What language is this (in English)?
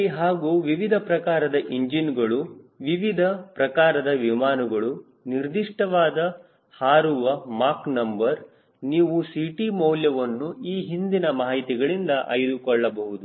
Kannada